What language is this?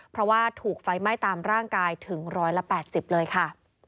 Thai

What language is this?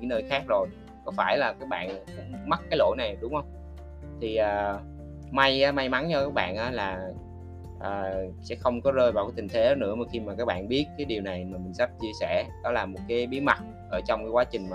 Vietnamese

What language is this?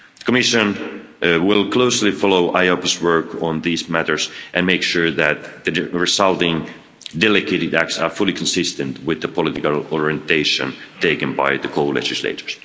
English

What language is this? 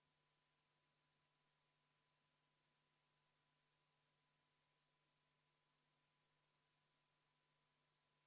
Estonian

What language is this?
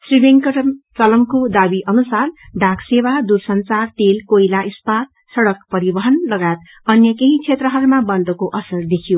Nepali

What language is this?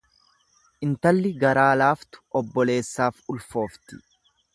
Oromo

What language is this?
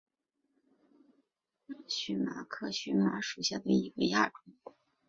Chinese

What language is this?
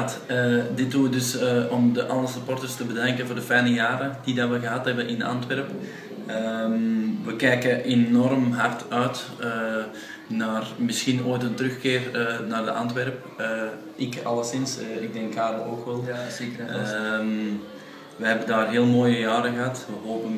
Dutch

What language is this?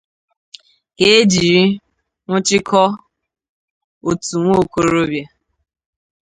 Igbo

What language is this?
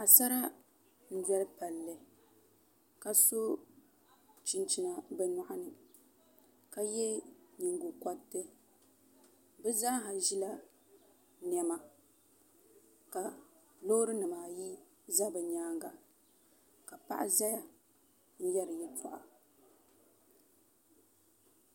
Dagbani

